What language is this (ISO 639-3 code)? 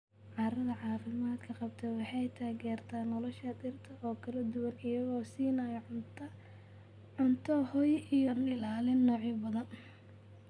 som